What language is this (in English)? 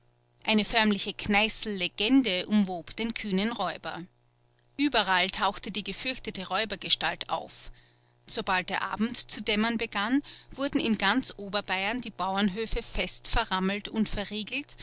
German